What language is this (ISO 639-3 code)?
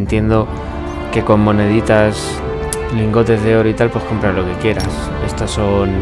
spa